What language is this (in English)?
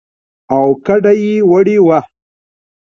Pashto